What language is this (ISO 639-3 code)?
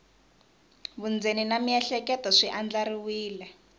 tso